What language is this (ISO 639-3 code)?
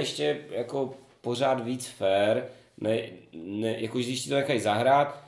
ces